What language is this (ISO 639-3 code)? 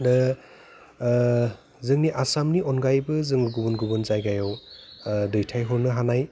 brx